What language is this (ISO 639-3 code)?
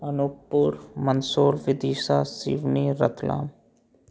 hin